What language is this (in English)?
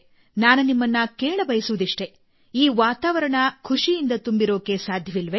Kannada